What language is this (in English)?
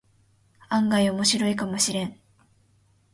Japanese